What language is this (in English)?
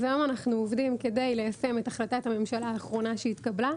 Hebrew